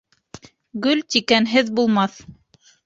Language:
Bashkir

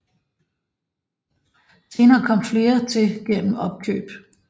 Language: Danish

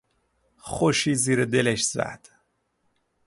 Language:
Persian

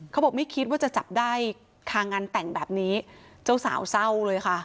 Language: Thai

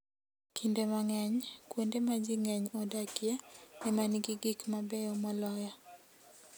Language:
Luo (Kenya and Tanzania)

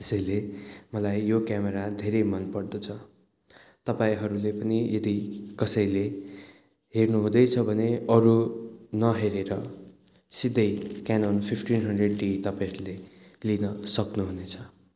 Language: Nepali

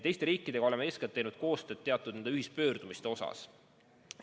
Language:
Estonian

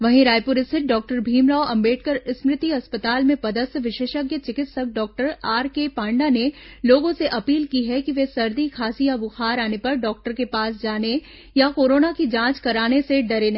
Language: Hindi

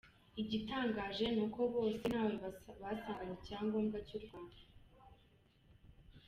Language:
Kinyarwanda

